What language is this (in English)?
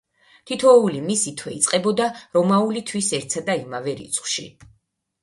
Georgian